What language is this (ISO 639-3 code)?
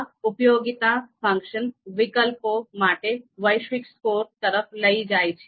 guj